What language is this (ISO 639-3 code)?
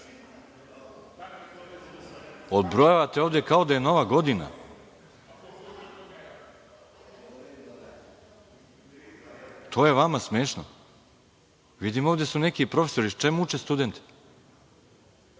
srp